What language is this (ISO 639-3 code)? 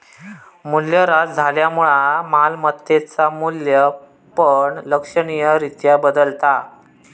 mar